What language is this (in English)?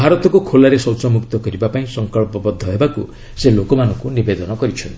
Odia